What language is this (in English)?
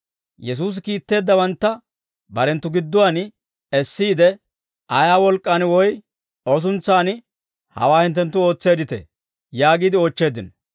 Dawro